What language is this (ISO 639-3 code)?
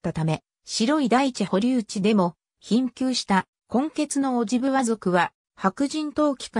jpn